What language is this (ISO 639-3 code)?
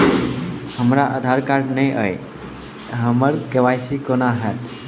mai